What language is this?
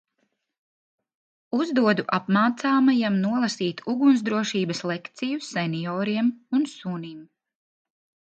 Latvian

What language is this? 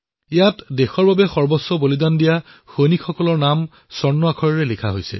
Assamese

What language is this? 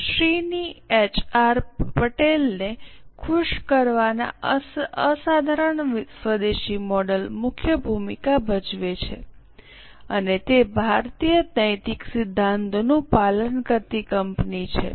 Gujarati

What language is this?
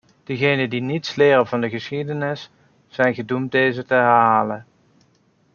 Dutch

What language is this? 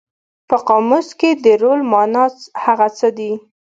Pashto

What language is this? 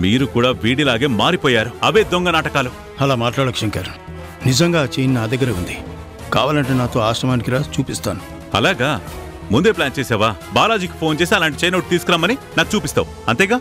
Telugu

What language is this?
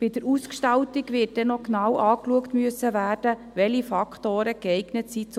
Swiss German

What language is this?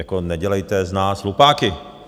Czech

